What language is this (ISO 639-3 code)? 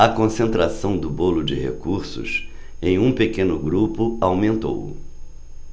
por